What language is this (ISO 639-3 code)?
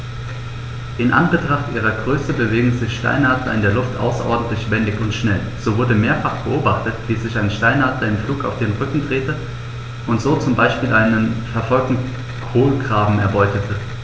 deu